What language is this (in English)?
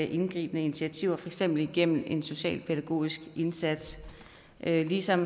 Danish